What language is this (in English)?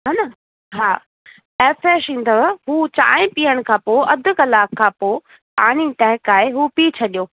Sindhi